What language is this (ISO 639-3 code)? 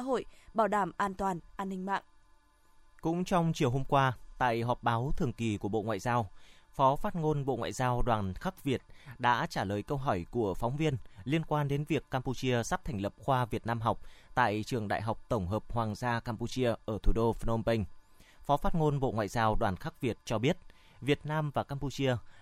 vie